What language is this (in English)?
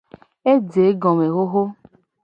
Gen